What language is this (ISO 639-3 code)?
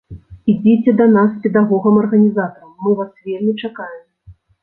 bel